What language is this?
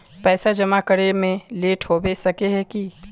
Magahi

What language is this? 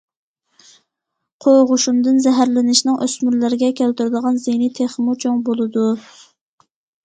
Uyghur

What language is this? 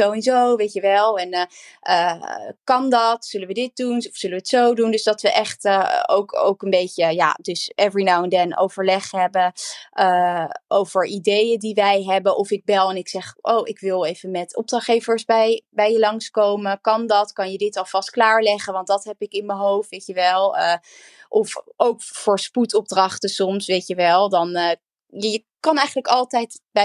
Dutch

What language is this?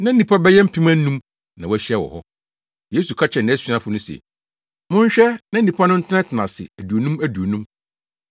Akan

